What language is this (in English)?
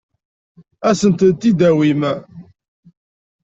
Kabyle